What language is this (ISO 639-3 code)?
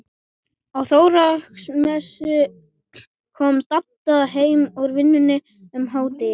isl